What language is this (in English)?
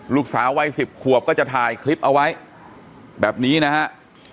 Thai